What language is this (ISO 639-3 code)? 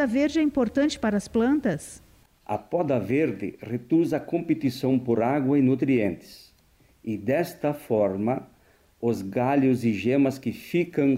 por